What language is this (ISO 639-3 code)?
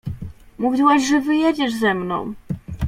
pol